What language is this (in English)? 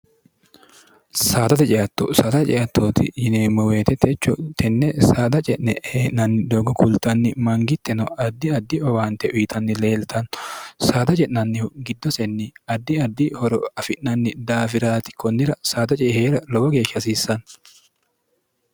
Sidamo